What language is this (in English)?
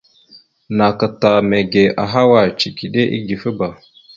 Mada (Cameroon)